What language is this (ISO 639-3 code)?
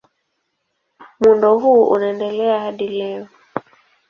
swa